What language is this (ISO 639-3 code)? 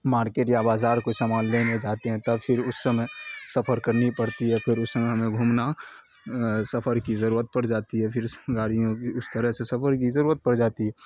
urd